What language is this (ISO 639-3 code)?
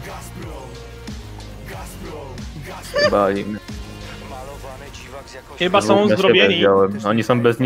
pol